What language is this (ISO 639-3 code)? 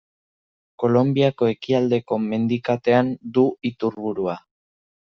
eus